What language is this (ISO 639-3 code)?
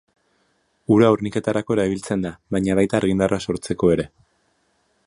eus